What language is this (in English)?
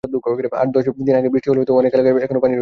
Bangla